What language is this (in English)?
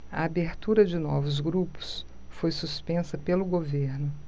Portuguese